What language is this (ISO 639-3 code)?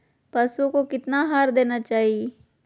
mag